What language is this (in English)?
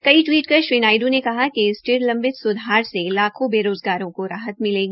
Hindi